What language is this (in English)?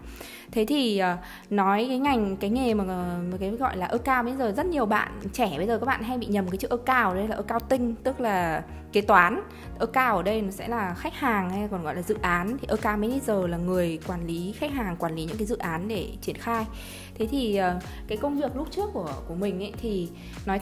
Vietnamese